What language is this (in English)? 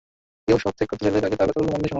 Bangla